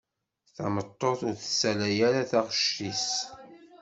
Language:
Kabyle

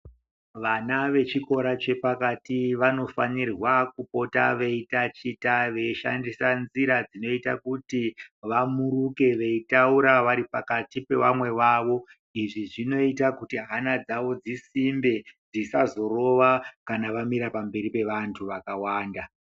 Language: Ndau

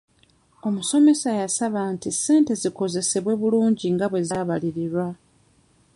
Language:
Ganda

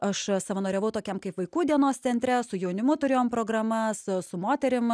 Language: Lithuanian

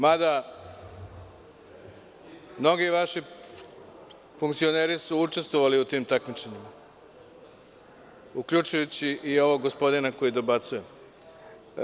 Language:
Serbian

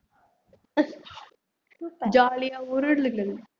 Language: Tamil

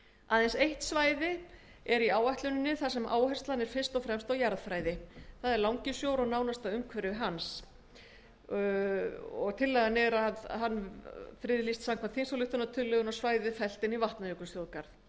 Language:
Icelandic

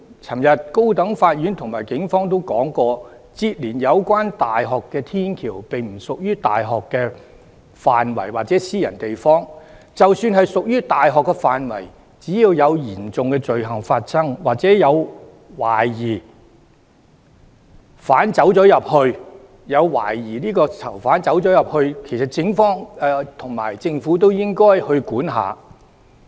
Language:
Cantonese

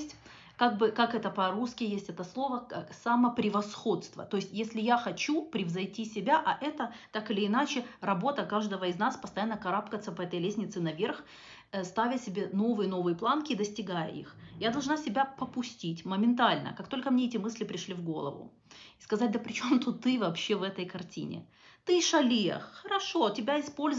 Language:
Russian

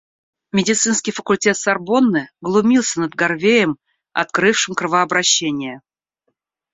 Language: Russian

